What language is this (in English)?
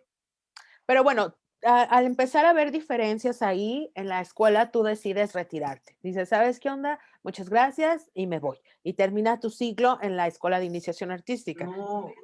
Spanish